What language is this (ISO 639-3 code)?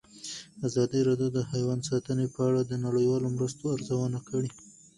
pus